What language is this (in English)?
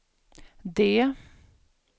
Swedish